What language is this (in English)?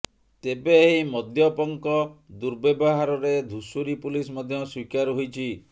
Odia